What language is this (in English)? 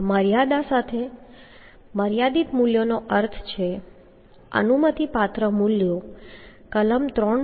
Gujarati